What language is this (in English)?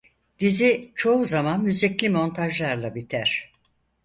Turkish